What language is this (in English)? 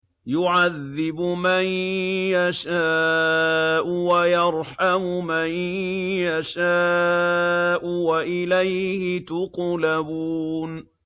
Arabic